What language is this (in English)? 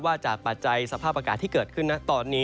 Thai